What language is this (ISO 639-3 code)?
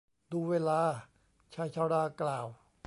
tha